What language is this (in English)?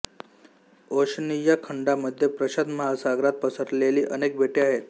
Marathi